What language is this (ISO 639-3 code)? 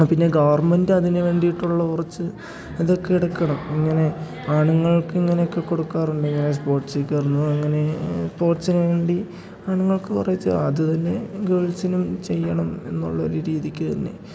mal